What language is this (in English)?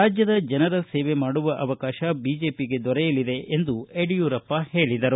Kannada